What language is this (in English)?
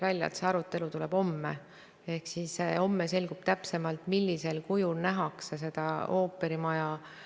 Estonian